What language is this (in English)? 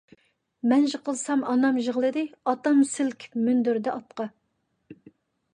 Uyghur